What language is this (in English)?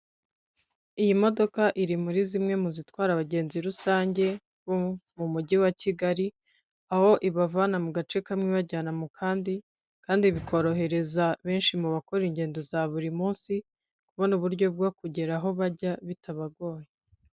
Kinyarwanda